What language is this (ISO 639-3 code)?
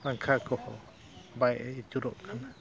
sat